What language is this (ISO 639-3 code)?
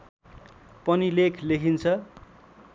nep